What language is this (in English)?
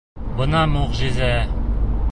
Bashkir